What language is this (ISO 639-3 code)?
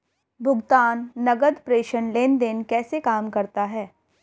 hin